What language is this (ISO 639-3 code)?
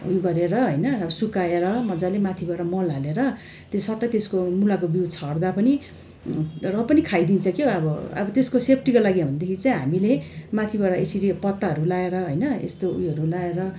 nep